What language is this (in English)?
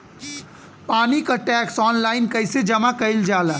Bhojpuri